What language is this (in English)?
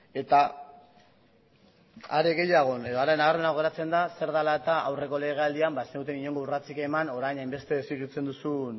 Basque